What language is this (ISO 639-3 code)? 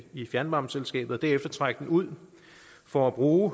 dan